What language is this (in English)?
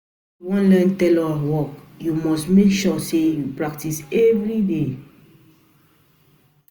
Nigerian Pidgin